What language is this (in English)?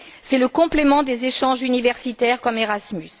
French